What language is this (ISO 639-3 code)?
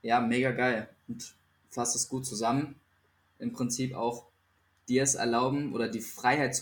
deu